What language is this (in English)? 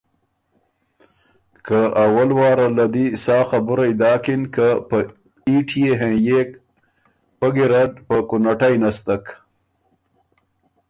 Ormuri